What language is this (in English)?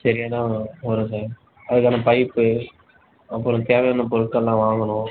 Tamil